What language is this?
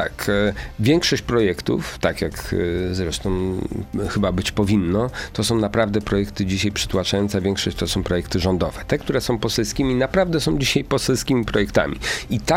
Polish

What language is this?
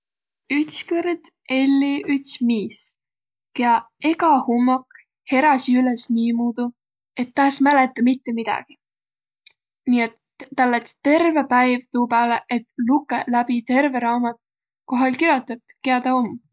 Võro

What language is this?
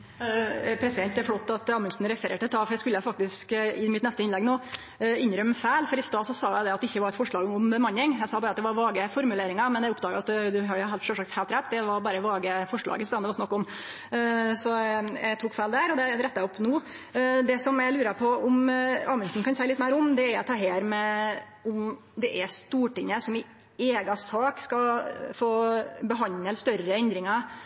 Norwegian Nynorsk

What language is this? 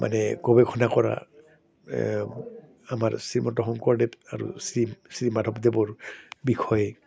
Assamese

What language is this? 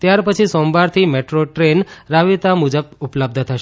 Gujarati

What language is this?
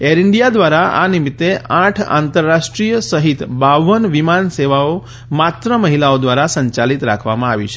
Gujarati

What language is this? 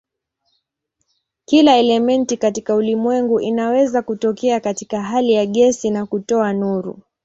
Swahili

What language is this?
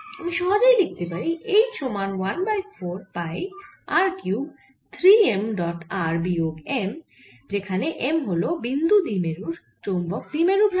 Bangla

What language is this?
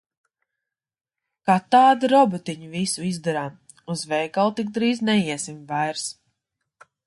Latvian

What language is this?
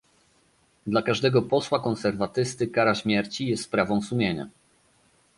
Polish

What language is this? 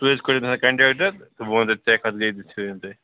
Kashmiri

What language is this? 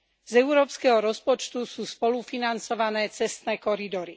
Slovak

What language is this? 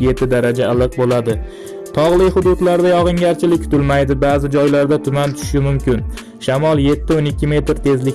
Indonesian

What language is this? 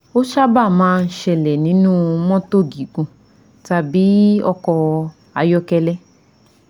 Yoruba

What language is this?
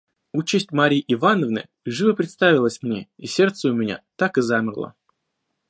Russian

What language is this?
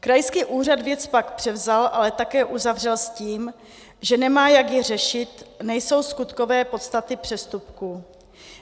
Czech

